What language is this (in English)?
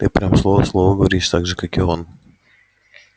Russian